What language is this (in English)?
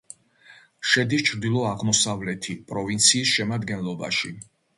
Georgian